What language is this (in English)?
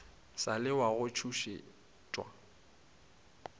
Northern Sotho